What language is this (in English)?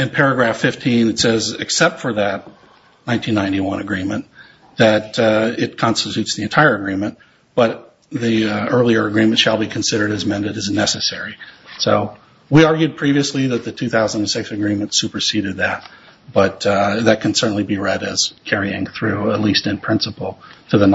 English